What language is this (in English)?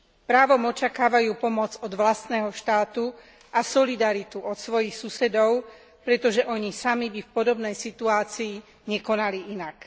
Slovak